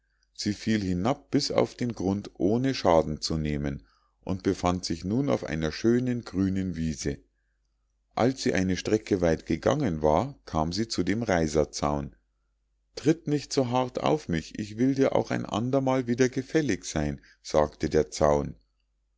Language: German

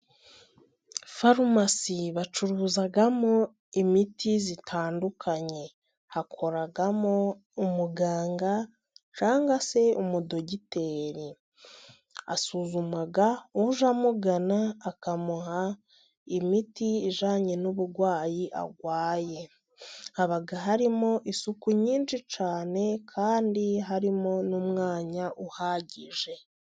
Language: Kinyarwanda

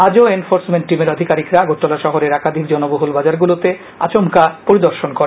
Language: Bangla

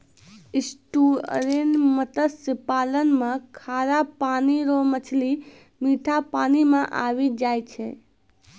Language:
Maithili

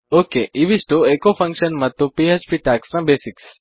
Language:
Kannada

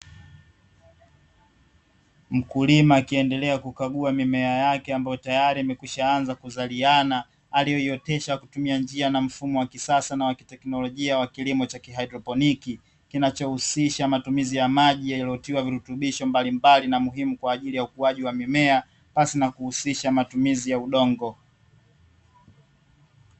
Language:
Swahili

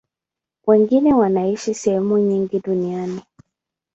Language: Swahili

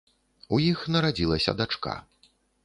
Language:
Belarusian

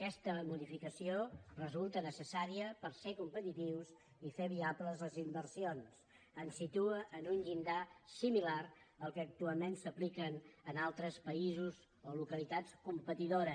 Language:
Catalan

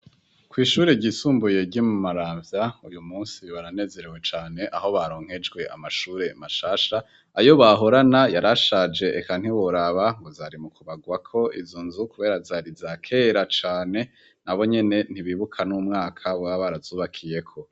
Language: Rundi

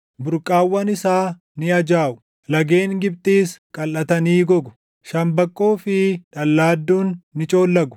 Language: Oromo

